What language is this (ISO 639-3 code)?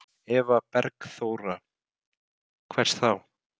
isl